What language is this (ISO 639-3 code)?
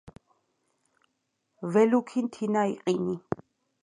kat